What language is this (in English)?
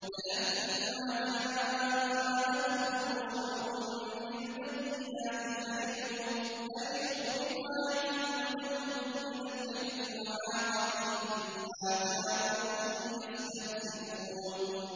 Arabic